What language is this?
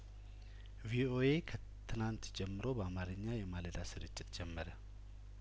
Amharic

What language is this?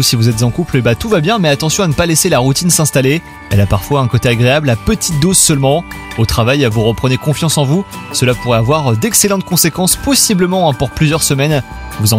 French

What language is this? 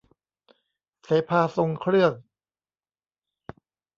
Thai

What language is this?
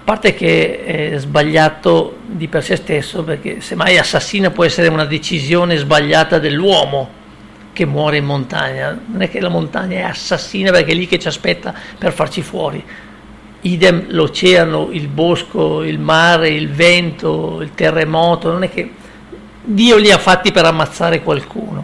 Italian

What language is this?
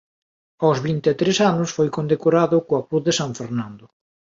Galician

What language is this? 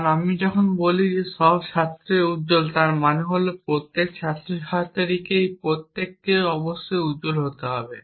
Bangla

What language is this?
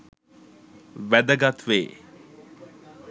Sinhala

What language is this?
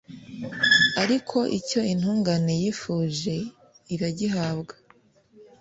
Kinyarwanda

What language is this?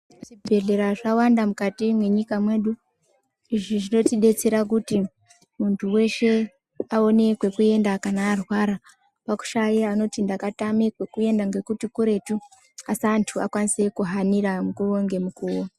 Ndau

